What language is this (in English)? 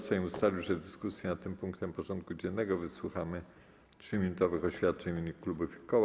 Polish